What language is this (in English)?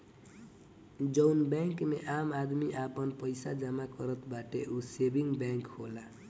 Bhojpuri